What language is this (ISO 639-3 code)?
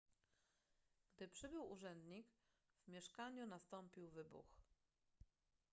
pol